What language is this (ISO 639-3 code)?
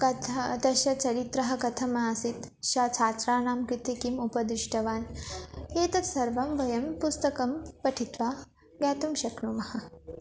san